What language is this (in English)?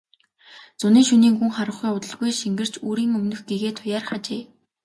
Mongolian